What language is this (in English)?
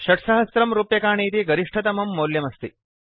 Sanskrit